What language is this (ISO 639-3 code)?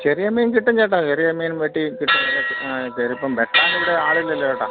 mal